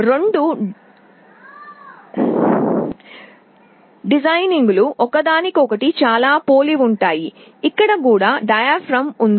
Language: Telugu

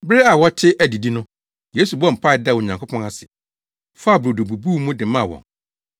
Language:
Akan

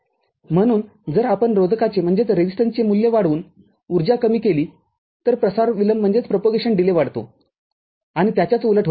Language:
Marathi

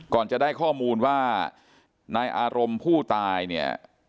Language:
Thai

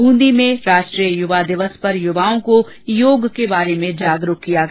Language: Hindi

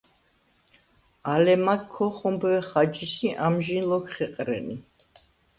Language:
Svan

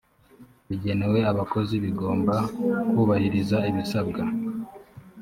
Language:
Kinyarwanda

